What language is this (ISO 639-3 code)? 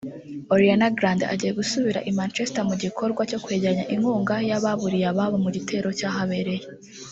kin